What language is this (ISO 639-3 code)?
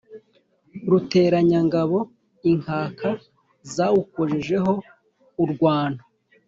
kin